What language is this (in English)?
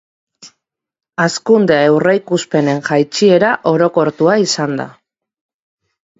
Basque